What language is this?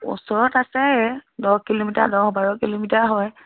Assamese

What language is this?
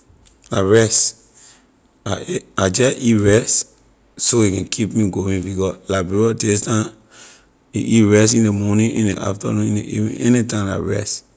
Liberian English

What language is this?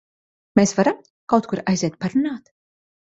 Latvian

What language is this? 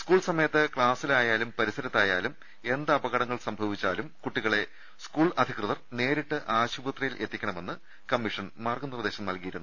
Malayalam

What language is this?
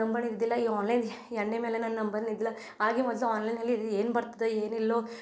Kannada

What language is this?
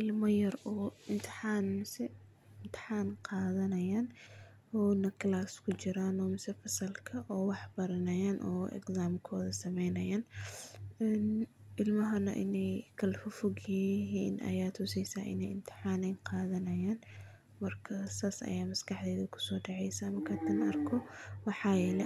Somali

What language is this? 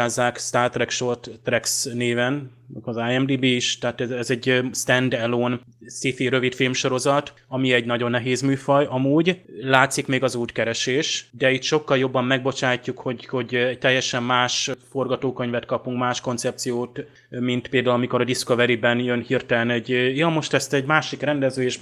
Hungarian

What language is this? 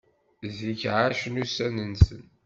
Kabyle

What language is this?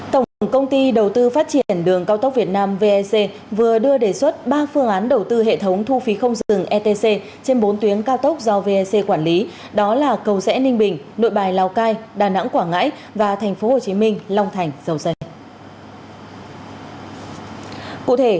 Vietnamese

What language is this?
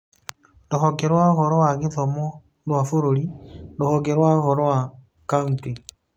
Kikuyu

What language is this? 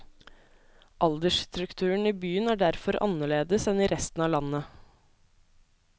Norwegian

